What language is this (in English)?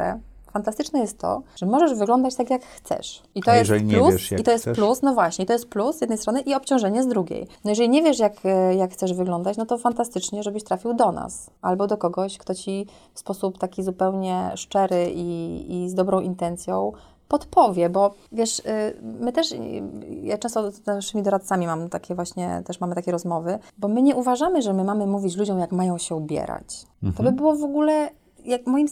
Polish